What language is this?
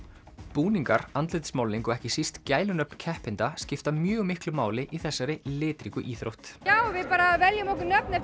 Icelandic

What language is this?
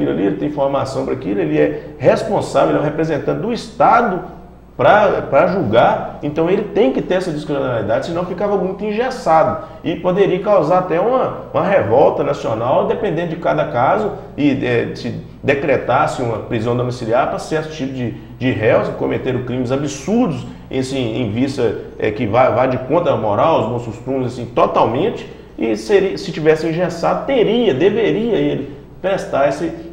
Portuguese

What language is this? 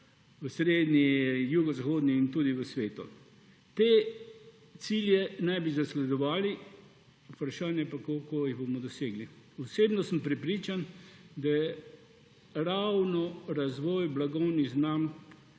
Slovenian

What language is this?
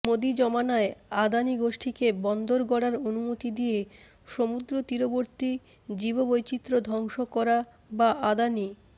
Bangla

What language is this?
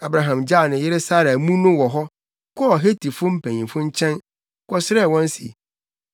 Akan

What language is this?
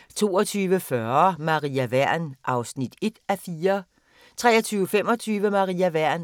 Danish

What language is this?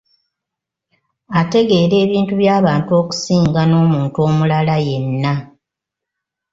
Ganda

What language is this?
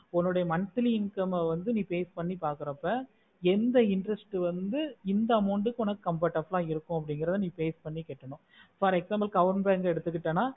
Tamil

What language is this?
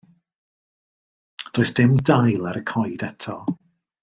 Welsh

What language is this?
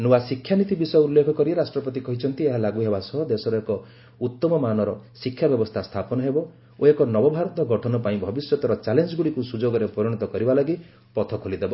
Odia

